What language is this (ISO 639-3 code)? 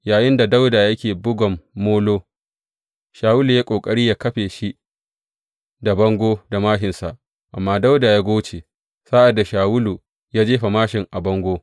hau